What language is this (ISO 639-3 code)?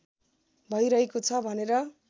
nep